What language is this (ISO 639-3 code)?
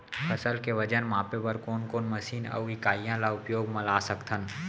hne